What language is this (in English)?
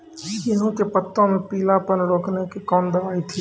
Maithili